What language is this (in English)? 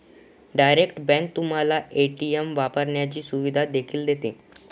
Marathi